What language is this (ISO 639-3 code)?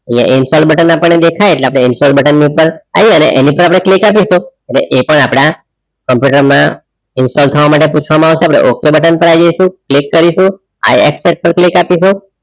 guj